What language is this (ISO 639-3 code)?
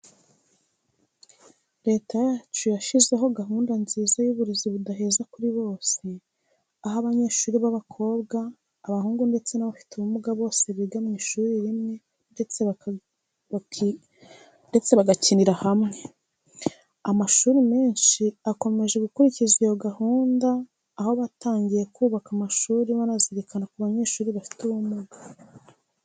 kin